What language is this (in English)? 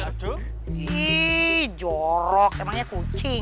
Indonesian